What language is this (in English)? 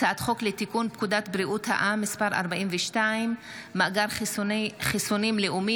Hebrew